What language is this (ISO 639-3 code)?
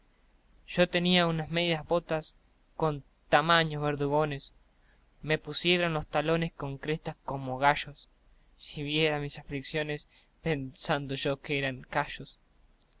spa